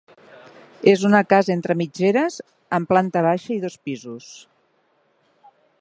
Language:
Catalan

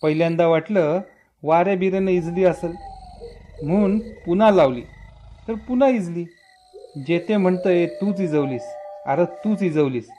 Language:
Marathi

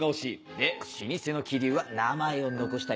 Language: Japanese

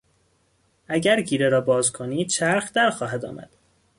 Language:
Persian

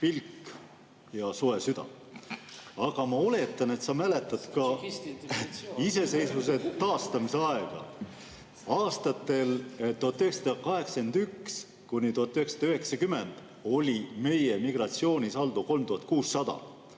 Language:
Estonian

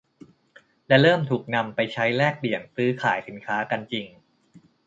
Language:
Thai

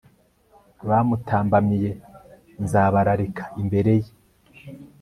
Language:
Kinyarwanda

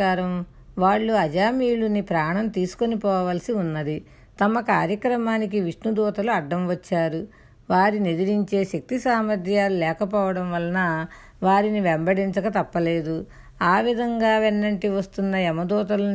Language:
Telugu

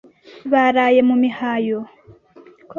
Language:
Kinyarwanda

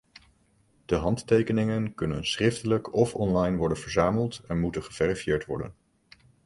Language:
Dutch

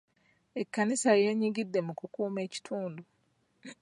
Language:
Ganda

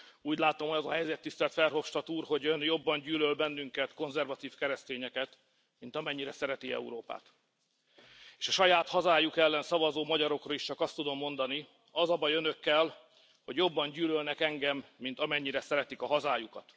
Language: Hungarian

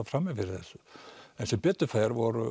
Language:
Icelandic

